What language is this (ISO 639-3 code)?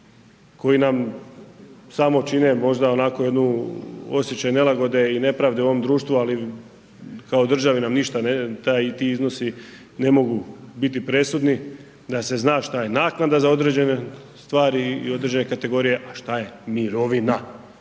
hrv